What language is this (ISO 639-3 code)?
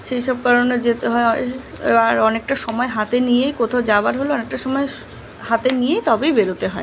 ben